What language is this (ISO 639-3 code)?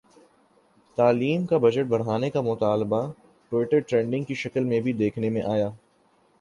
urd